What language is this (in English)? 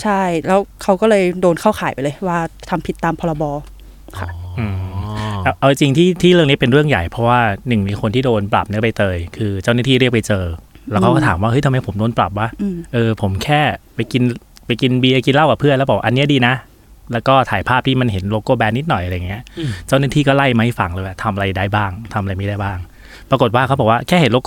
Thai